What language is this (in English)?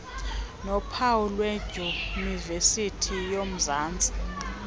Xhosa